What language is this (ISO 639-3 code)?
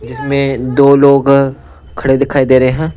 hin